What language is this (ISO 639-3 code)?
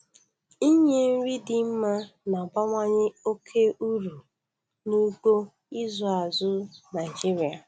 ibo